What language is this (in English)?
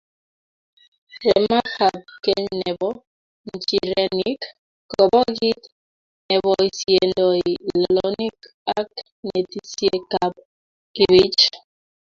Kalenjin